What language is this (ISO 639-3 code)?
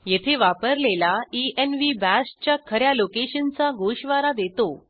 mar